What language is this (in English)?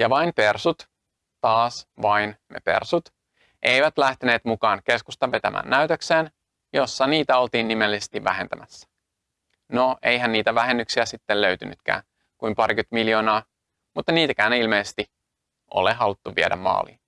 Finnish